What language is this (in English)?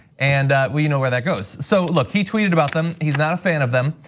English